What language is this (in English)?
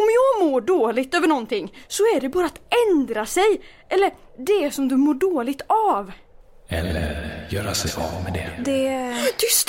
Swedish